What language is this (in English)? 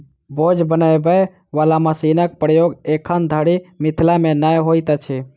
Maithili